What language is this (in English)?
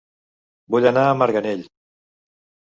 Catalan